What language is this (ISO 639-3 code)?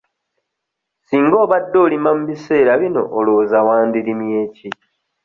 lug